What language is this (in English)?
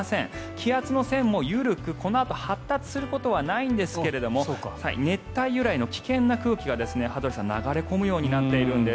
Japanese